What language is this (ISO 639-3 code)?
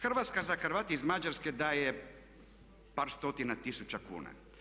hrv